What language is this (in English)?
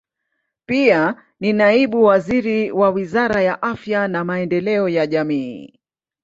Swahili